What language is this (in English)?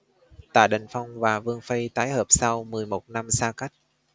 Vietnamese